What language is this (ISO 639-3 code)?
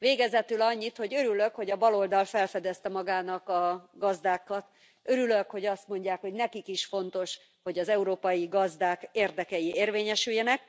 hun